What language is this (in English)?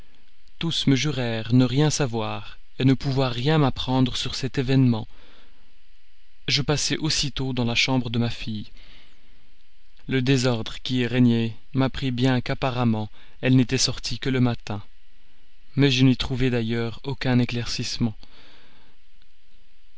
French